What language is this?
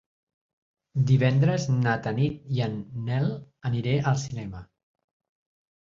Catalan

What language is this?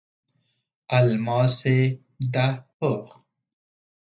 Persian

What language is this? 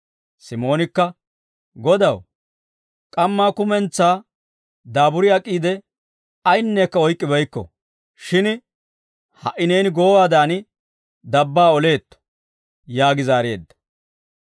Dawro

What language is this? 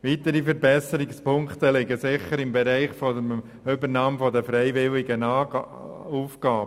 Swiss German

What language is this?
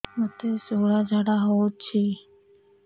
Odia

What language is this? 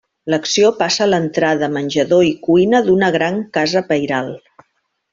Catalan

